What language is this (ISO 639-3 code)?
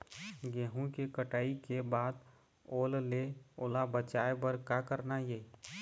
hne